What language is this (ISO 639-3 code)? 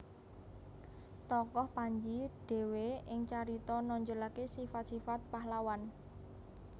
jav